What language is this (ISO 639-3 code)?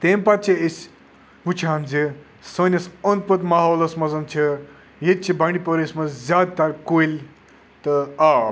kas